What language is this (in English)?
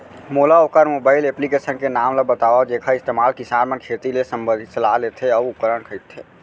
Chhattisgarhi